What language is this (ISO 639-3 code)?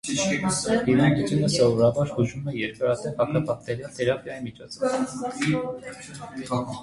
hye